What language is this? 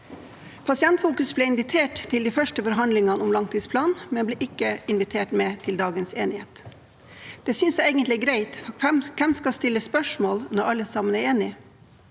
Norwegian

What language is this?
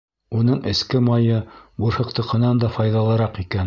Bashkir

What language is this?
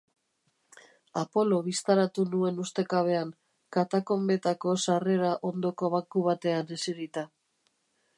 Basque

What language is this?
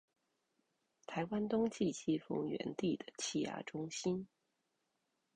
Chinese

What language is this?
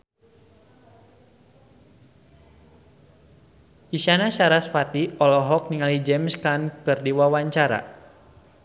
Sundanese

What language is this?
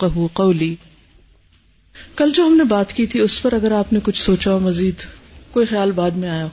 Urdu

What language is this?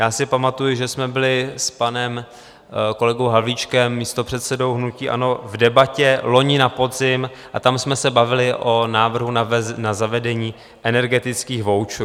Czech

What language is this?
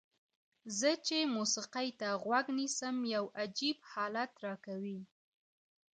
Pashto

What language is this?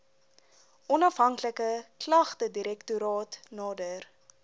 Afrikaans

